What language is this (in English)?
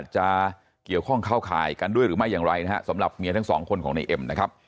Thai